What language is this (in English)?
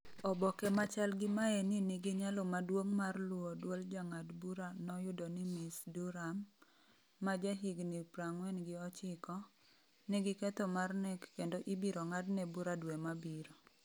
Luo (Kenya and Tanzania)